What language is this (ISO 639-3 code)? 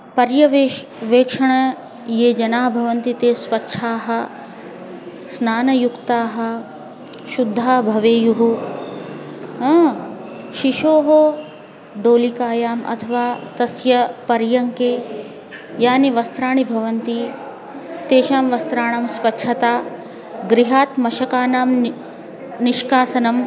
san